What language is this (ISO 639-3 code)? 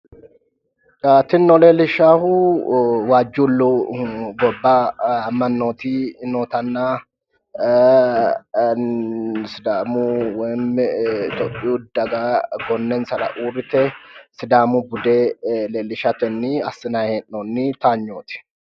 sid